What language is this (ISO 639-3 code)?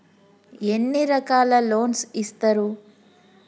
tel